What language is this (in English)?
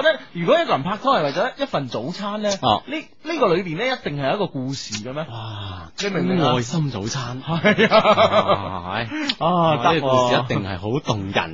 Chinese